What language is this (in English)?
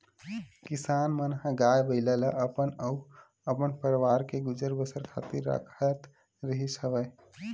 Chhattisgarhi